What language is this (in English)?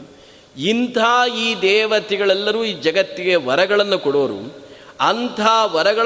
Kannada